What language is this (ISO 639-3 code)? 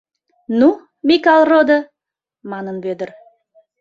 chm